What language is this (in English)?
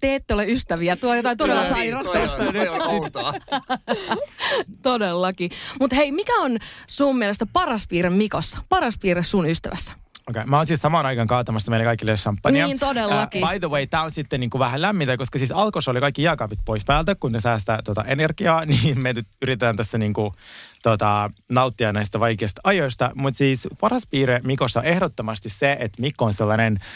Finnish